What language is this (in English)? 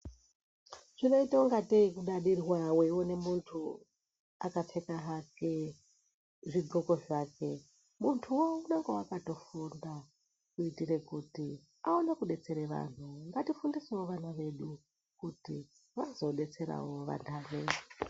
Ndau